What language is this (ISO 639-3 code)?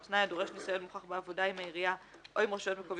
heb